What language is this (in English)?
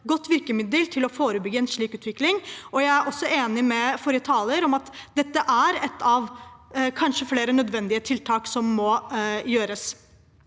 Norwegian